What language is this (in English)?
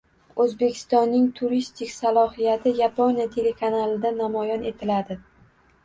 Uzbek